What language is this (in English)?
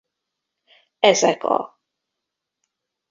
Hungarian